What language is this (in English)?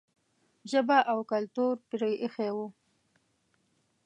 Pashto